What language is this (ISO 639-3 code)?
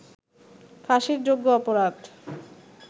ben